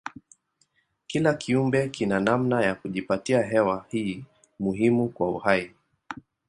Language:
Swahili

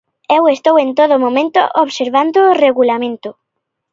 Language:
Galician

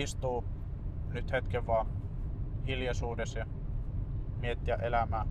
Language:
Finnish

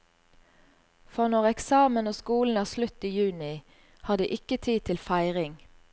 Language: Norwegian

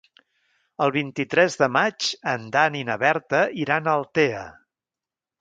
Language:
Catalan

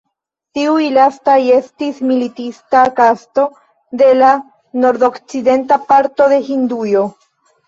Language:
Esperanto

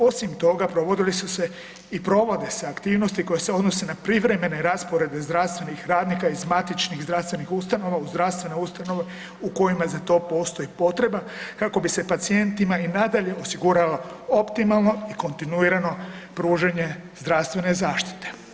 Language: Croatian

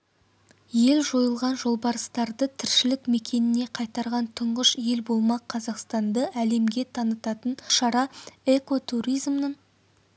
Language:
Kazakh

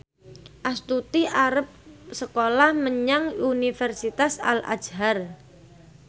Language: Javanese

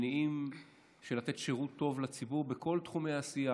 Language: Hebrew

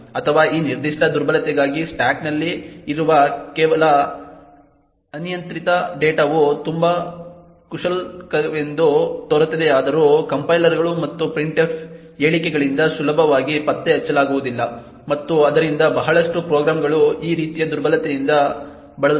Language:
Kannada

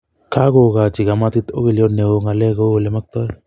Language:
Kalenjin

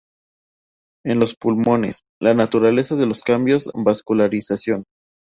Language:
Spanish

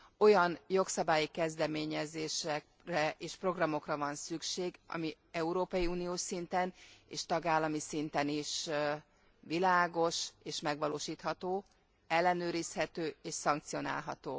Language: Hungarian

